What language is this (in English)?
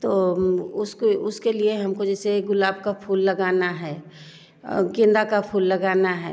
Hindi